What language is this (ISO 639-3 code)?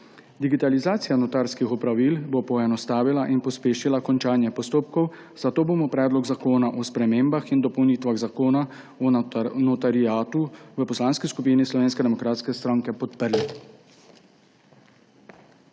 slv